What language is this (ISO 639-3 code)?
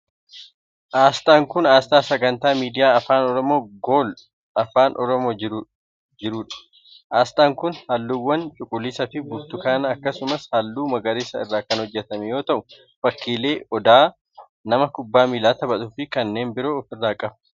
orm